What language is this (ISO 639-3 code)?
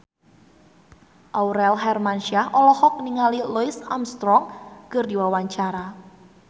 sun